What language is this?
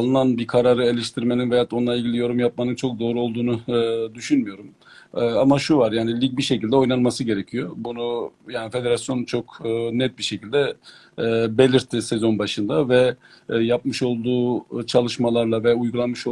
Turkish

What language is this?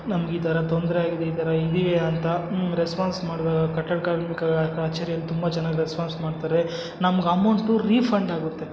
Kannada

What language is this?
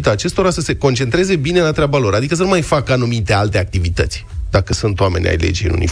Romanian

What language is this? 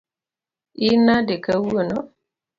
Luo (Kenya and Tanzania)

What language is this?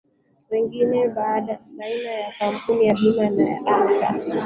Swahili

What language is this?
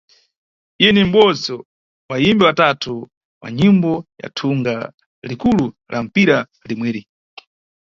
Nyungwe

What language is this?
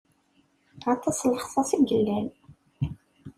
Kabyle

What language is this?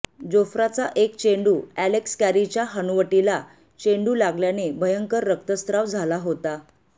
Marathi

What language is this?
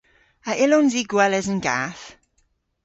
Cornish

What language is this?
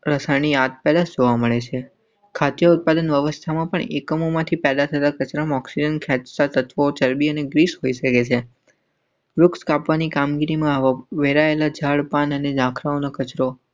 Gujarati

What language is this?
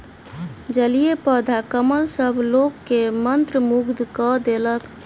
Maithili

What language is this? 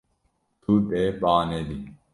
Kurdish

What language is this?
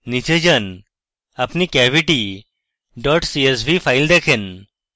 Bangla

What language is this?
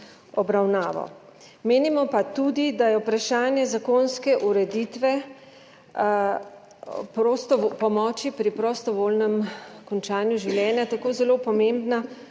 Slovenian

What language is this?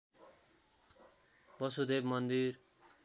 Nepali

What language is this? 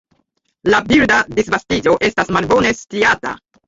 Esperanto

